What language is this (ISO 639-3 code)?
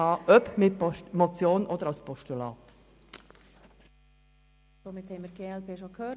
gsw